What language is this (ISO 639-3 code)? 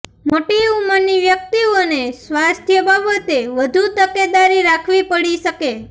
guj